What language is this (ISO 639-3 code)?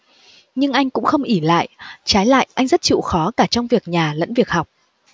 vie